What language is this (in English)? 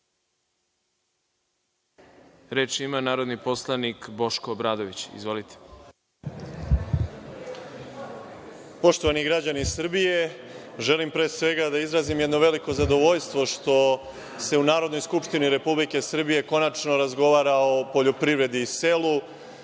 Serbian